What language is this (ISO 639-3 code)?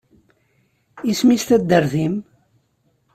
kab